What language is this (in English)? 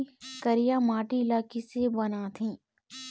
Chhattisgarhi